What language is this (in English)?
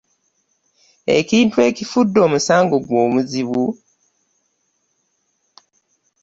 Ganda